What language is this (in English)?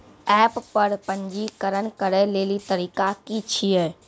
Maithili